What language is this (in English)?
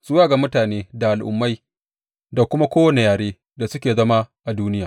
Hausa